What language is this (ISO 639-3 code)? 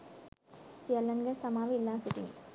sin